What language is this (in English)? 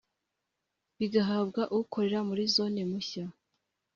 Kinyarwanda